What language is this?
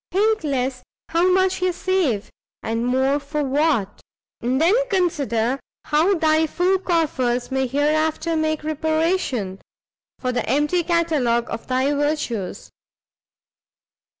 English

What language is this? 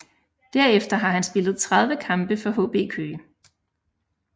Danish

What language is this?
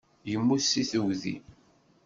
Kabyle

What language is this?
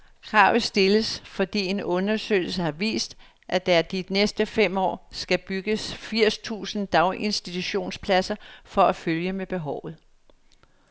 Danish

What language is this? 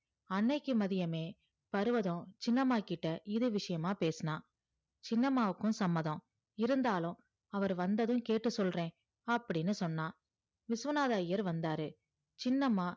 Tamil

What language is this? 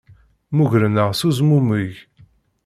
Kabyle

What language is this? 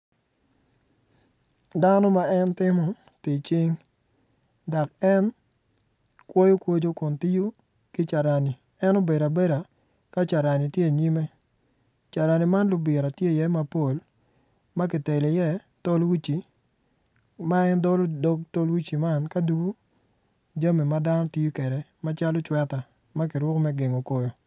Acoli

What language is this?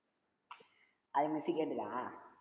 Tamil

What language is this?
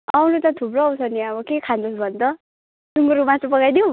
Nepali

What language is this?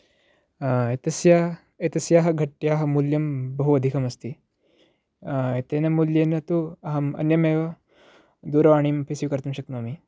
Sanskrit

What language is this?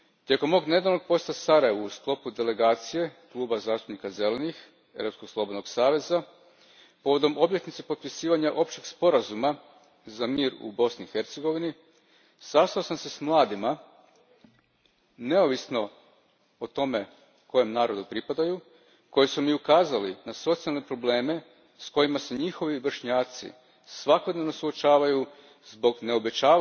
Croatian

